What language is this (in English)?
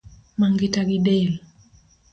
Luo (Kenya and Tanzania)